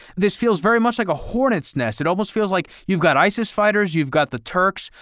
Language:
English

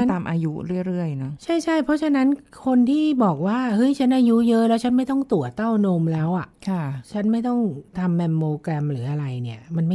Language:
Thai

